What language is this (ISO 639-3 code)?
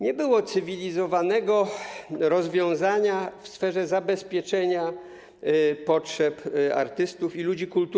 pol